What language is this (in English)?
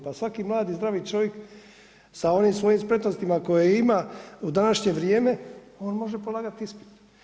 Croatian